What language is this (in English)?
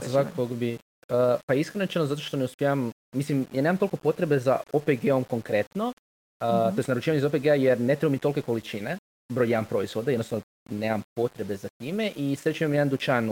Croatian